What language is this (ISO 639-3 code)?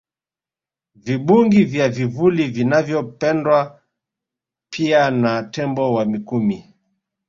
swa